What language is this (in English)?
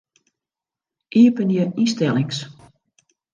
Western Frisian